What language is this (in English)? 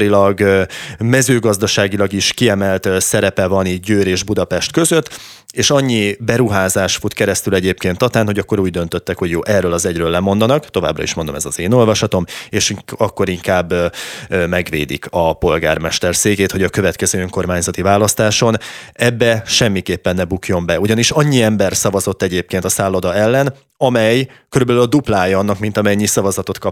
Hungarian